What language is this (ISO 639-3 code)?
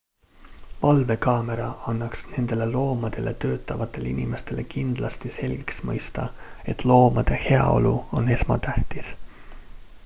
est